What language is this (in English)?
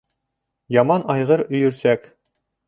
Bashkir